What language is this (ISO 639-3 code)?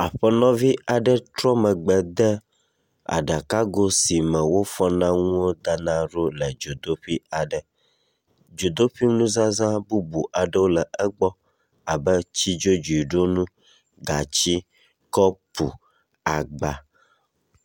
ewe